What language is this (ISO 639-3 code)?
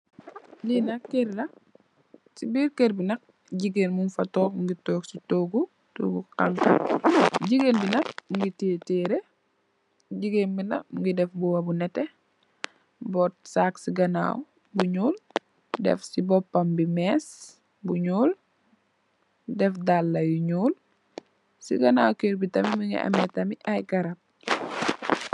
wol